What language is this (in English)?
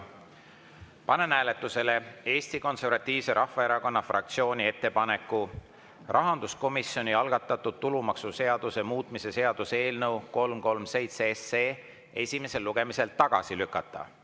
Estonian